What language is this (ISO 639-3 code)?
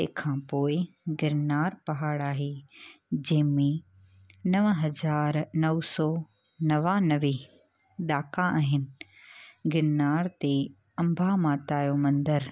snd